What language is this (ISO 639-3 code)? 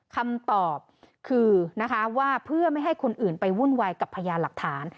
tha